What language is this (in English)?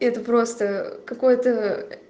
Russian